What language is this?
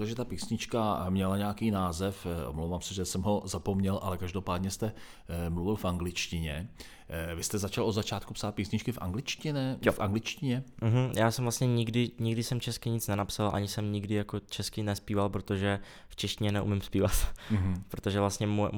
Czech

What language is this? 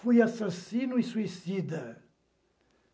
Portuguese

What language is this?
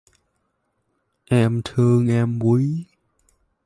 Vietnamese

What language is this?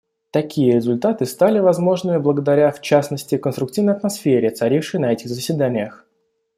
Russian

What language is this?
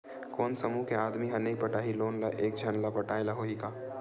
Chhattisgarhi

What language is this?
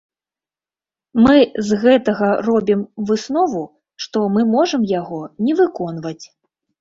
Belarusian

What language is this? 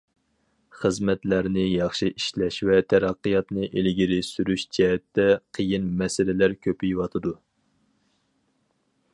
Uyghur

